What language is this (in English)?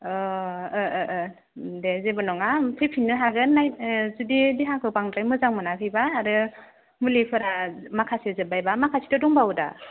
Bodo